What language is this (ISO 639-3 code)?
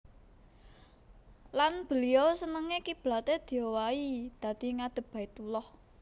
jav